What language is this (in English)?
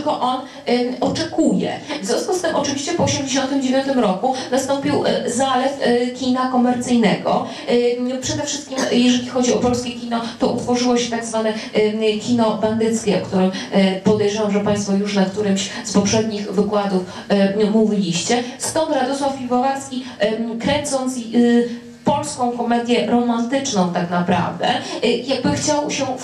Polish